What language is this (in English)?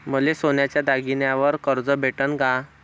Marathi